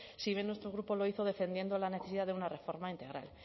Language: Spanish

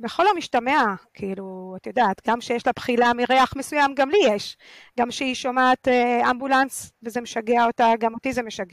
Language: Hebrew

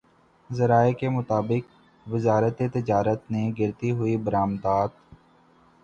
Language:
Urdu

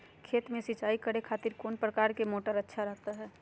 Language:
Magahi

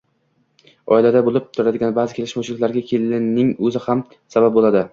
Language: Uzbek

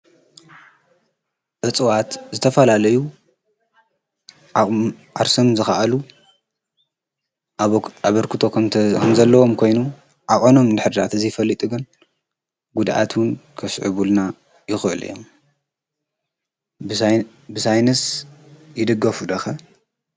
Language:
Tigrinya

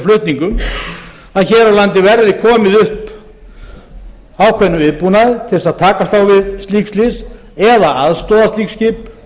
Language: Icelandic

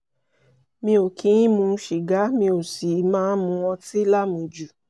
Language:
Yoruba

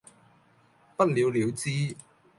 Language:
Cantonese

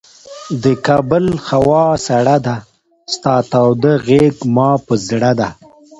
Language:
Pashto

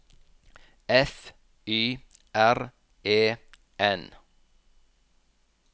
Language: Norwegian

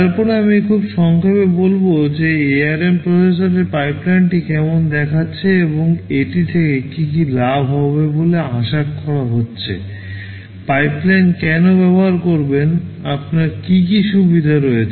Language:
Bangla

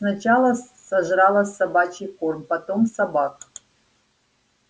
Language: Russian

